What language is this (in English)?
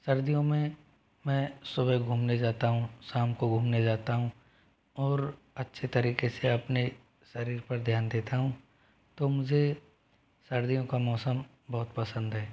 Hindi